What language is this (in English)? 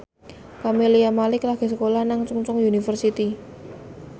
Javanese